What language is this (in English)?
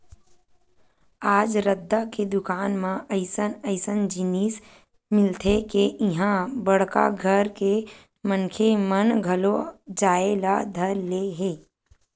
Chhattisgarhi